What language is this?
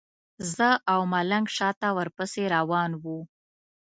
Pashto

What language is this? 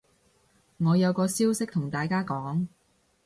Cantonese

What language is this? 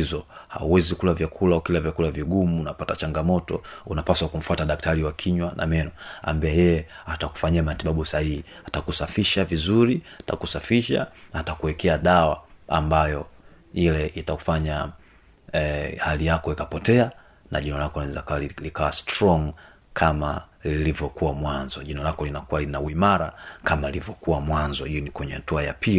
Swahili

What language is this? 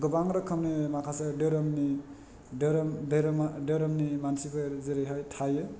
Bodo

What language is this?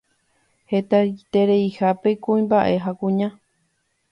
Guarani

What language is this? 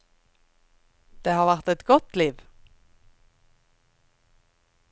Norwegian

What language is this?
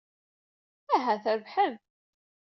Kabyle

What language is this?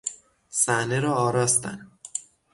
Persian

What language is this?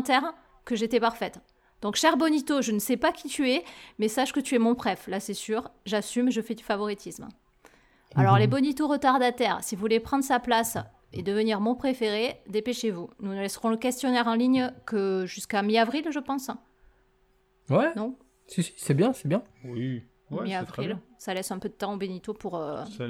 French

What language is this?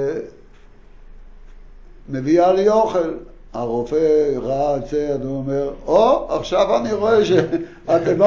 Hebrew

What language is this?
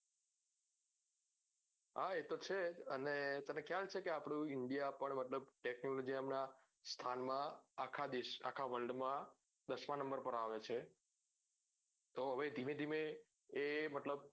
Gujarati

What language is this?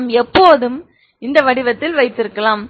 Tamil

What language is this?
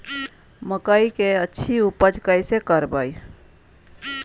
Magahi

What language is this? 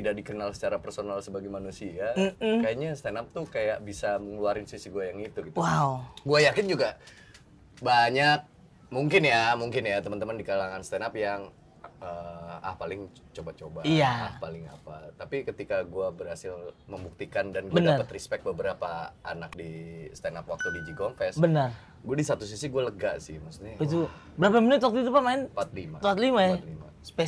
Indonesian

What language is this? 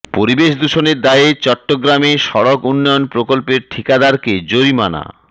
Bangla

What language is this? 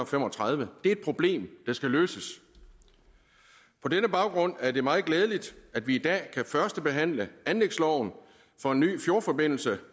Danish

